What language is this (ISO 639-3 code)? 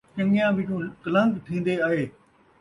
skr